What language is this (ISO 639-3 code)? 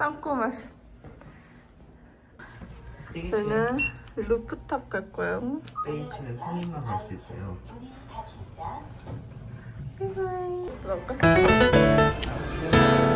kor